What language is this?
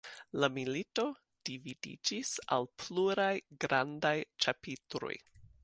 Esperanto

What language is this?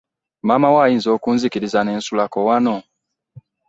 Ganda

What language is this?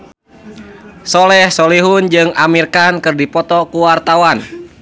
Sundanese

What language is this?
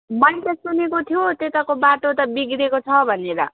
Nepali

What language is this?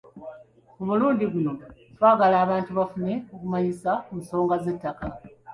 Ganda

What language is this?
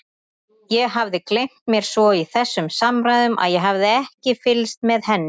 Icelandic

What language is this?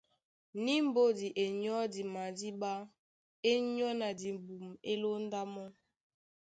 Duala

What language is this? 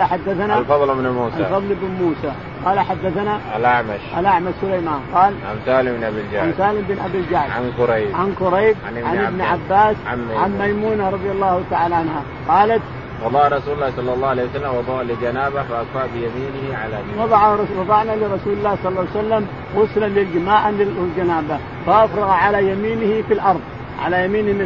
Arabic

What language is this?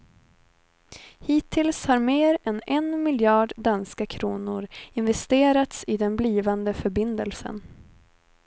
Swedish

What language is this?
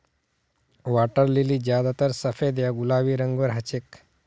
Magahi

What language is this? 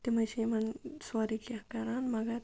Kashmiri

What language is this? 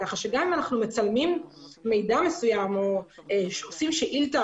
Hebrew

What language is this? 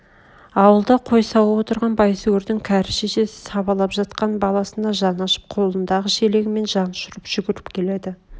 Kazakh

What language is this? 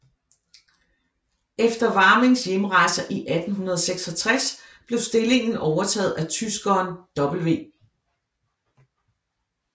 Danish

